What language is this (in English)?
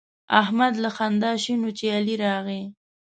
Pashto